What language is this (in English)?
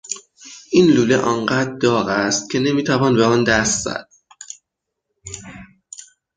Persian